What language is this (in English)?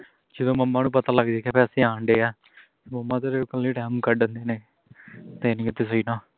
Punjabi